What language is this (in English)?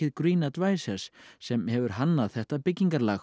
Icelandic